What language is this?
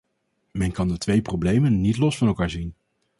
Dutch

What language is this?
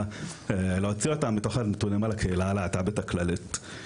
Hebrew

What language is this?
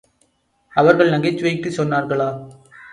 Tamil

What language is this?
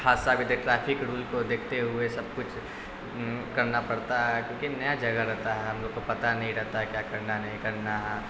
Urdu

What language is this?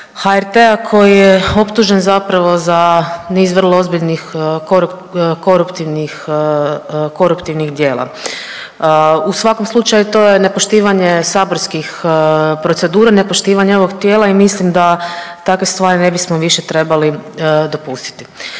Croatian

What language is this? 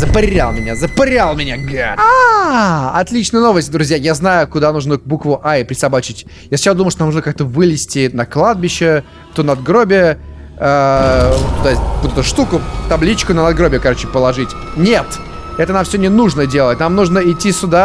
Russian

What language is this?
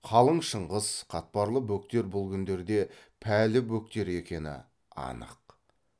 Kazakh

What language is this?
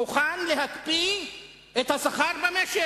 Hebrew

